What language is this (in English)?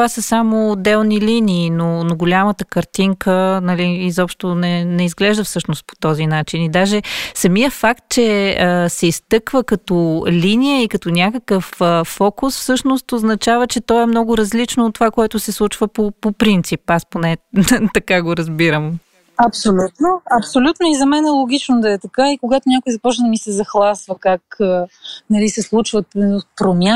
Bulgarian